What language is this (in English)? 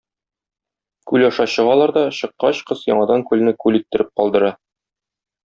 Tatar